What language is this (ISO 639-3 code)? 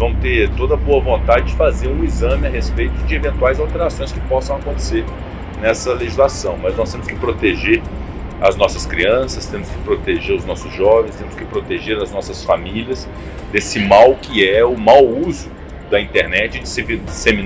por